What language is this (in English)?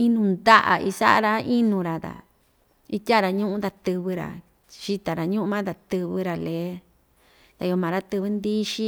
Ixtayutla Mixtec